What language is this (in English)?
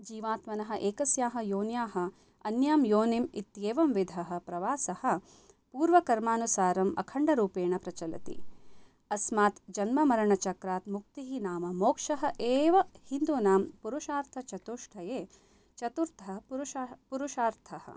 Sanskrit